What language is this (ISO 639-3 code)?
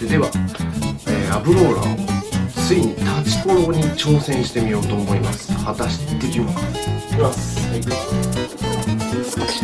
jpn